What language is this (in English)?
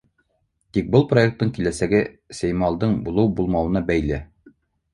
Bashkir